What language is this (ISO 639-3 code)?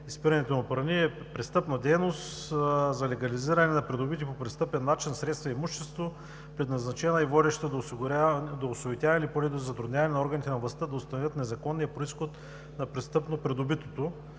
bul